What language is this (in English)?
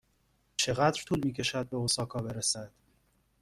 Persian